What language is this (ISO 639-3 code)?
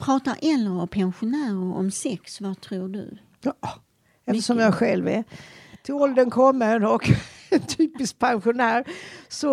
swe